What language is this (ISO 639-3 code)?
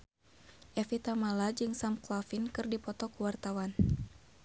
sun